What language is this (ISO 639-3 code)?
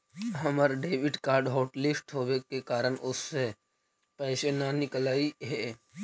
mag